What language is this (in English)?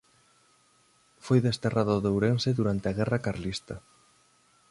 Galician